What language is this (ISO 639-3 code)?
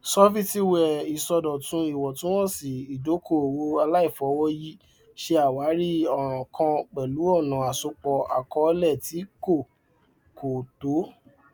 yor